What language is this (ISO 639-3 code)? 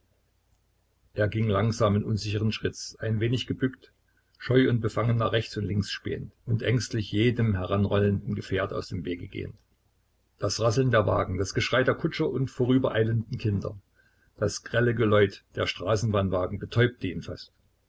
deu